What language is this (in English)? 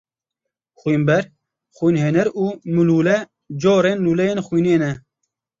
Kurdish